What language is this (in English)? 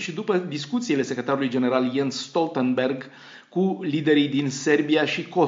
Romanian